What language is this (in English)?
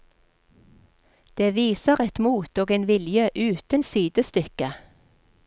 Norwegian